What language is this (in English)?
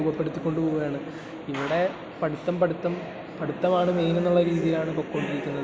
Malayalam